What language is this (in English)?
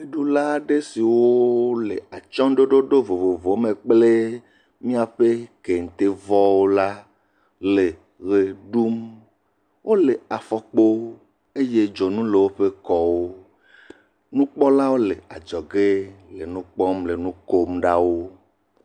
Ewe